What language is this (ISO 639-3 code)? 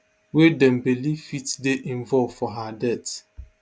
pcm